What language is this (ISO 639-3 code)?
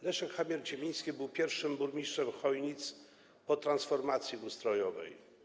pol